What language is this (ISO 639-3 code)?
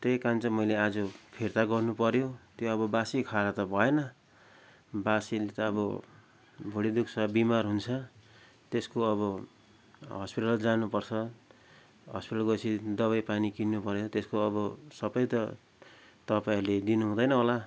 nep